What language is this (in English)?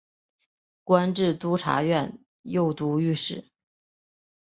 Chinese